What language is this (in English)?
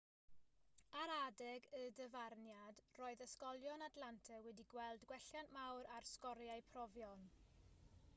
Welsh